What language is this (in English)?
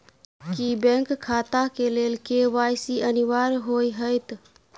Maithili